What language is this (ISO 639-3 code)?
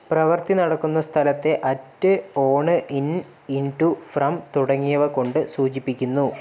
mal